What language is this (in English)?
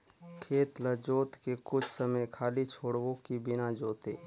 Chhattisgarhi